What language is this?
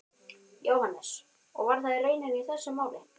Icelandic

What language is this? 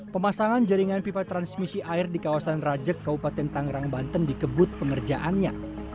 Indonesian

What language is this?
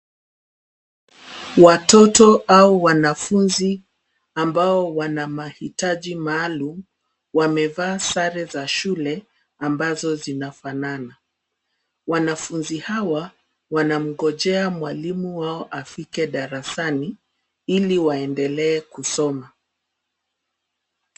Swahili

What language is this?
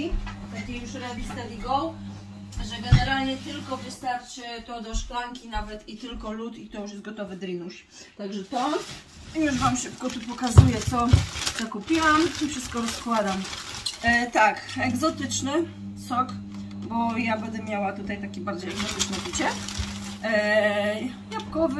Polish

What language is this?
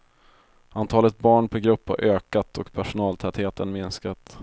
Swedish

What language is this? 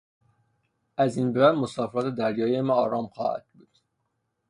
Persian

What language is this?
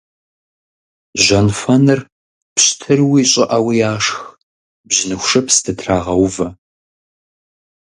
Kabardian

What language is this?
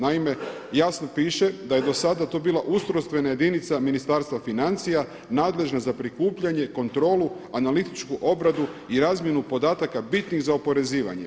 Croatian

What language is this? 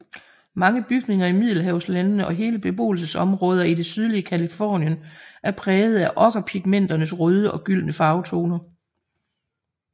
Danish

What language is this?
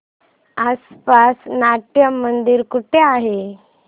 Marathi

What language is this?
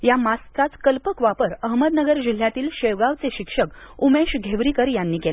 Marathi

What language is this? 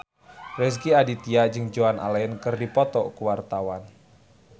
Sundanese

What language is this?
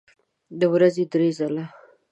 Pashto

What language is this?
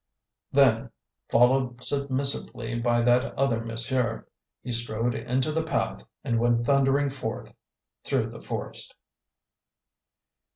English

